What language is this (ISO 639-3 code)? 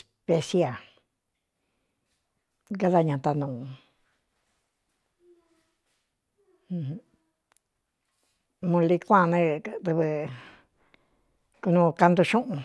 xtu